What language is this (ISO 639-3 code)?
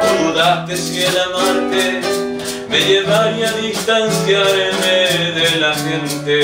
spa